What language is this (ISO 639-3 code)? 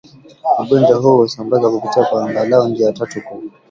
swa